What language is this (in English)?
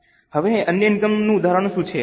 Gujarati